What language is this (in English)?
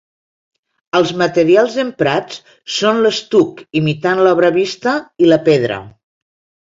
Catalan